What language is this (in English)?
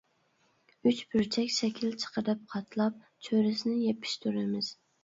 Uyghur